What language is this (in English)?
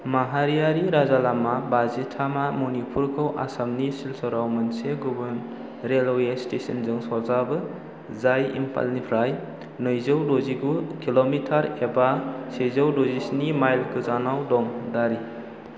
Bodo